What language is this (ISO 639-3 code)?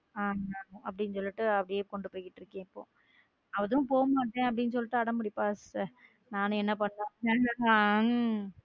tam